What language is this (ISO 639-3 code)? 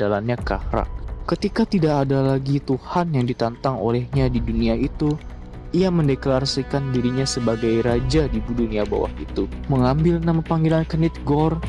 ind